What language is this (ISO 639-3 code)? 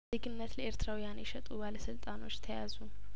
amh